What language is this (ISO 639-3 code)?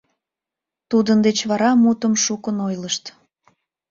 chm